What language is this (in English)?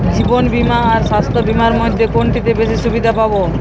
Bangla